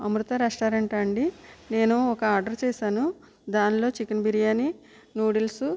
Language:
Telugu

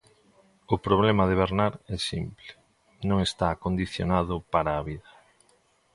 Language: Galician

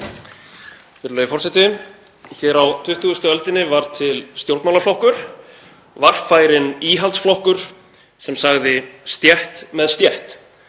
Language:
Icelandic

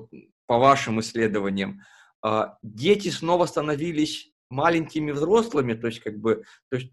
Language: Russian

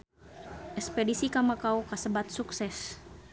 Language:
Sundanese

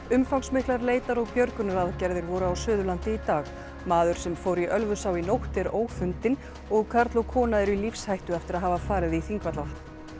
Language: Icelandic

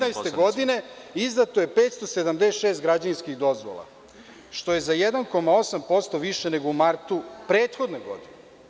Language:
Serbian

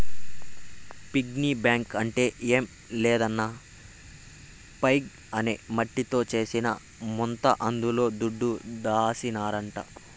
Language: Telugu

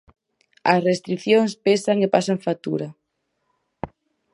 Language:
Galician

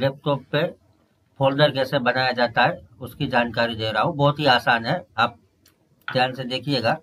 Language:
Hindi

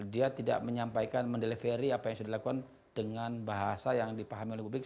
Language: Indonesian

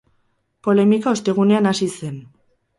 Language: Basque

